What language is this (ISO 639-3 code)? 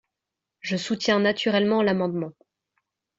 fra